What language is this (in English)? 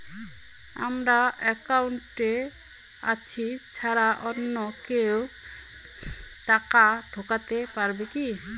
Bangla